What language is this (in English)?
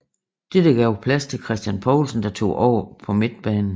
Danish